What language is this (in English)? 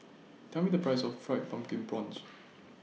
English